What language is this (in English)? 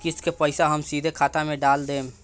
Bhojpuri